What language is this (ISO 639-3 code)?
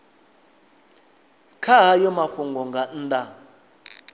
ven